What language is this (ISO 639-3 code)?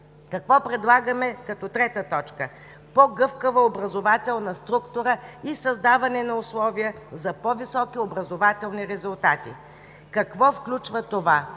bul